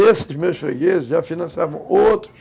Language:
Portuguese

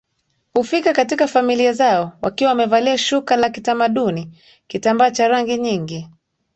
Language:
Swahili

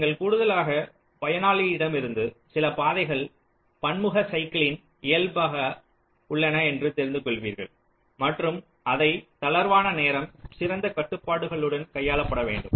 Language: Tamil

